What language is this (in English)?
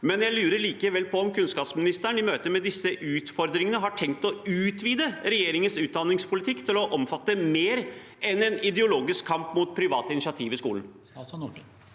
Norwegian